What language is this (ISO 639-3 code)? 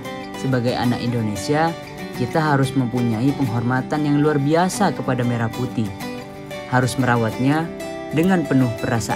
ind